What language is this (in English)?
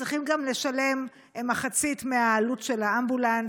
Hebrew